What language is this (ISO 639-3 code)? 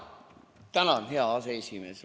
est